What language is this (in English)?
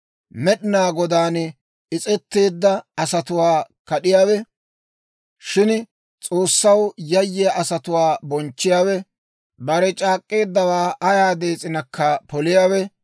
Dawro